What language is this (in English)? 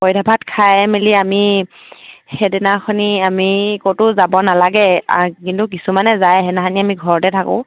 Assamese